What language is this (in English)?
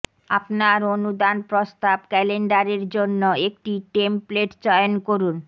Bangla